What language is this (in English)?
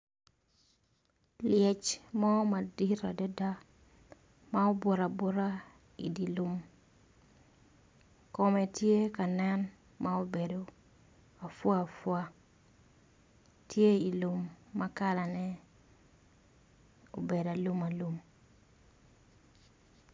Acoli